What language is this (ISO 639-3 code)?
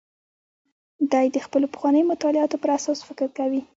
pus